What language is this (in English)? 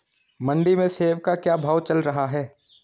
Hindi